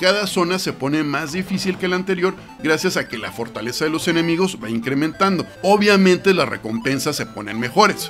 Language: Spanish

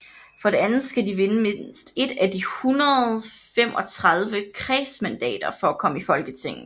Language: Danish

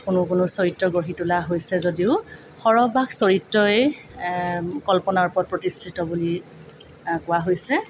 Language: Assamese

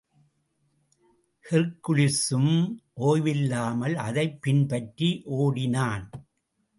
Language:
Tamil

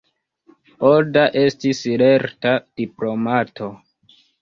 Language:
Esperanto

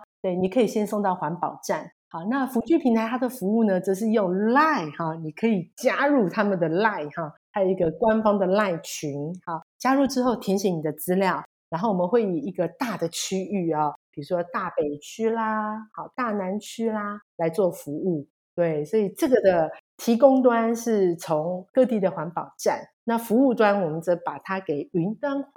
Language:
Chinese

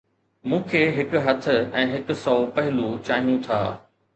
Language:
Sindhi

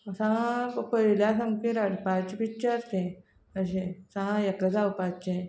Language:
Konkani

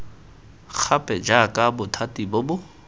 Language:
Tswana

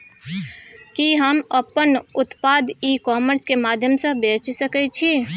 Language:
Maithili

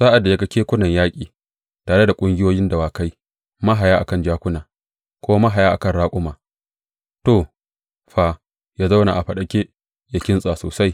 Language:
Hausa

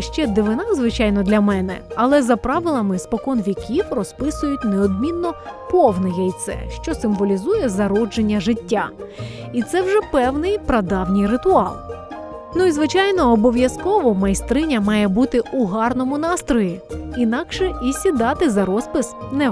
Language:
Ukrainian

